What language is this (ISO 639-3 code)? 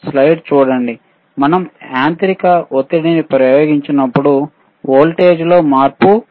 tel